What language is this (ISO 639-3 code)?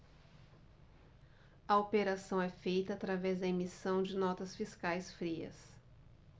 por